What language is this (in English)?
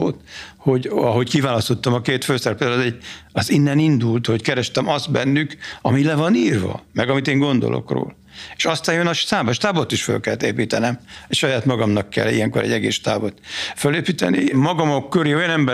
Hungarian